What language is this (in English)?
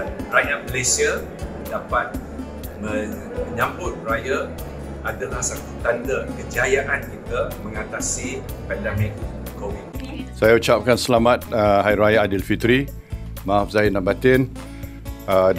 Malay